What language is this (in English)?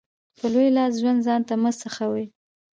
Pashto